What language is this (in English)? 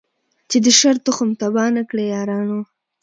Pashto